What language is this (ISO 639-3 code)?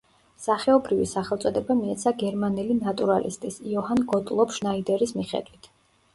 kat